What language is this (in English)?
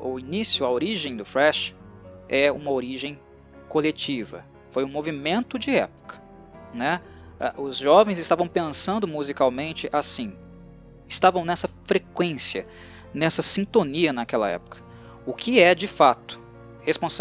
Portuguese